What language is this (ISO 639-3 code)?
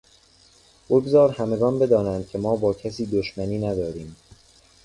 fas